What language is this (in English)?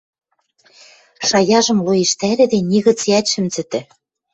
Western Mari